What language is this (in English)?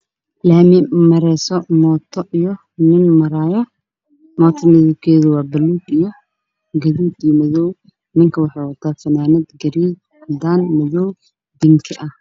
Somali